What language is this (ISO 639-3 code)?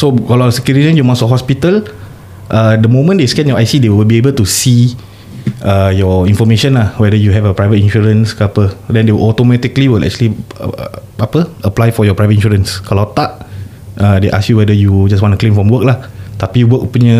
msa